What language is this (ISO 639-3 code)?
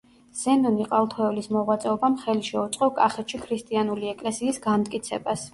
kat